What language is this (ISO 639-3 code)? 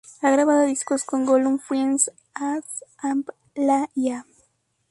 spa